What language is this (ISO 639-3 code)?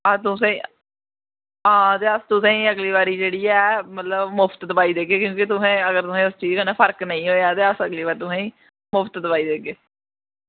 doi